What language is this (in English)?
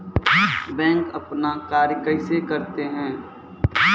Maithili